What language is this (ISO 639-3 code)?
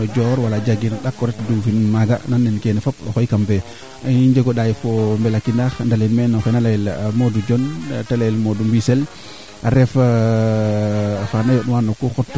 srr